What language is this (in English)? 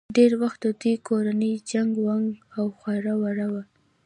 Pashto